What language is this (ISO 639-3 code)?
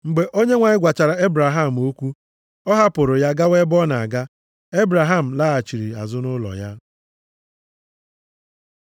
ibo